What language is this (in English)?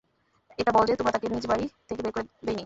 Bangla